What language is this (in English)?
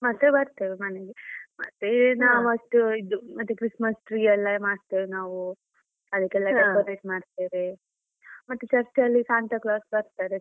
Kannada